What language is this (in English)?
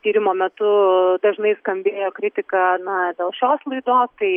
Lithuanian